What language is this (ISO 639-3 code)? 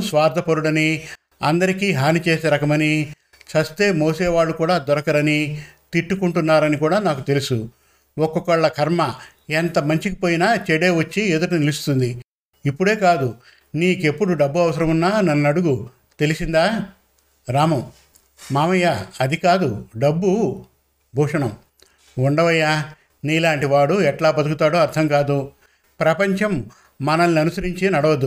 tel